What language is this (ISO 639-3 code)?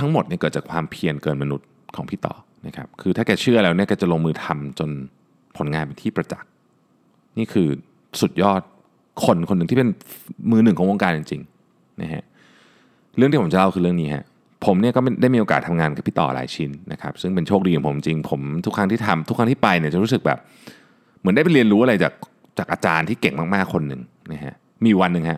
tha